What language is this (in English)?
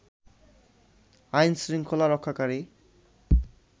Bangla